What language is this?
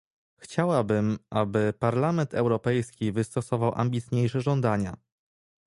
Polish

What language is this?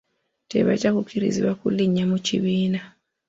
Ganda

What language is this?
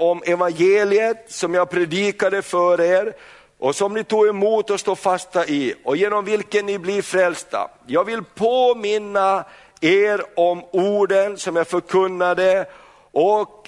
Swedish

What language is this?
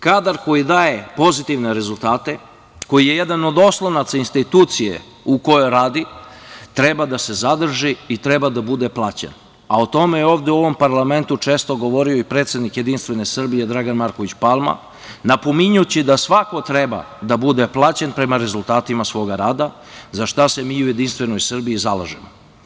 Serbian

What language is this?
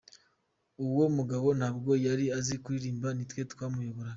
Kinyarwanda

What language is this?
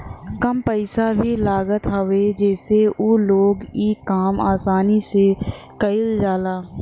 Bhojpuri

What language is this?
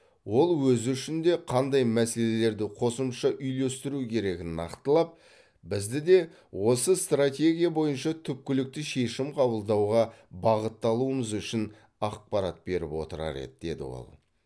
Kazakh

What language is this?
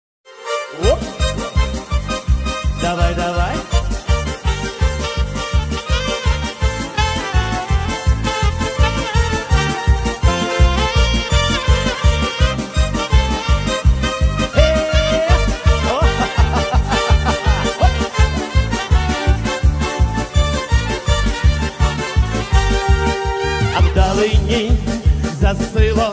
Ukrainian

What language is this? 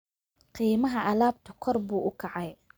Somali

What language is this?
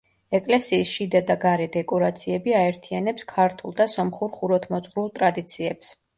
Georgian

